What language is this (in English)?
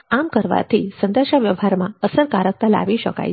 Gujarati